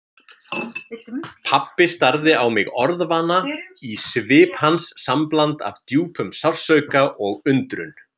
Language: Icelandic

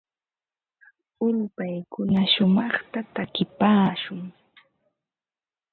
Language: Ambo-Pasco Quechua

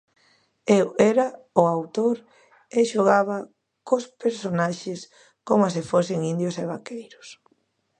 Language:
Galician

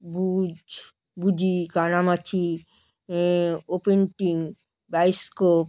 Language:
Bangla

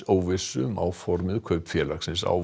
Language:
Icelandic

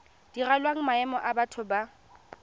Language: Tswana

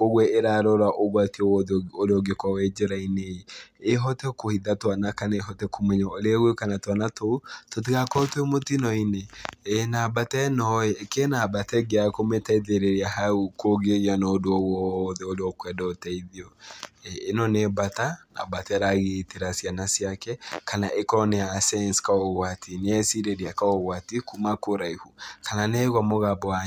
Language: Kikuyu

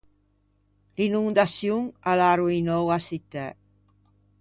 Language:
Ligurian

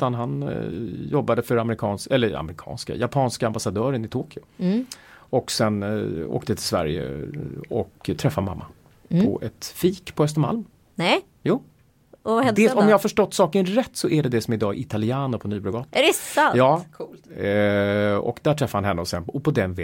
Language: Swedish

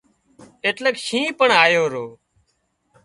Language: Wadiyara Koli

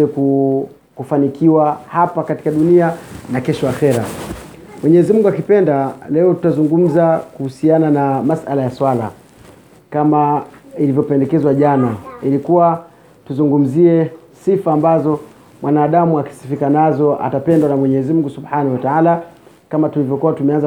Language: Swahili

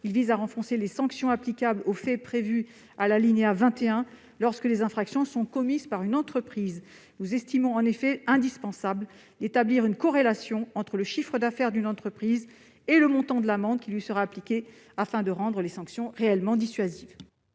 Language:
French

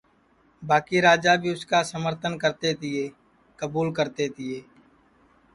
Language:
Sansi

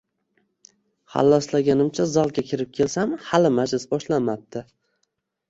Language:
Uzbek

